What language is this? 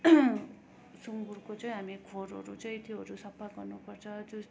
Nepali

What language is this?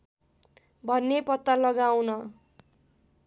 Nepali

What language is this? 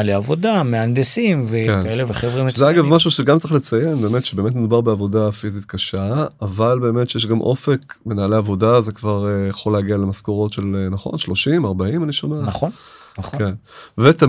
Hebrew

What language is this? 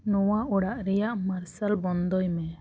Santali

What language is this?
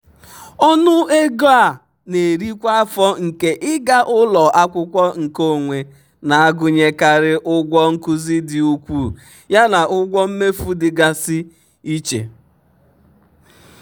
Igbo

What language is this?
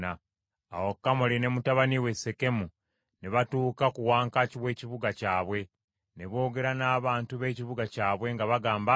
Ganda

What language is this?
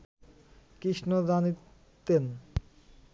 Bangla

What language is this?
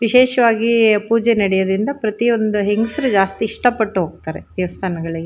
Kannada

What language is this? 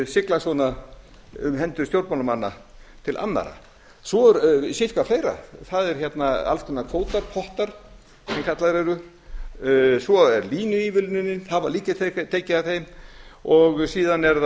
Icelandic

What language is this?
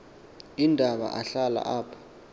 Xhosa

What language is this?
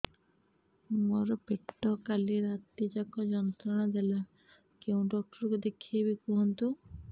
Odia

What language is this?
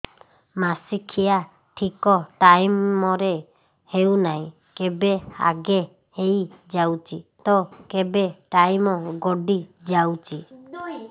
Odia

